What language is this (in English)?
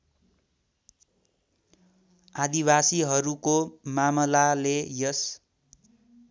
Nepali